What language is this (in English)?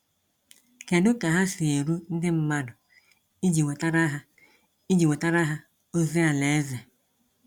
Igbo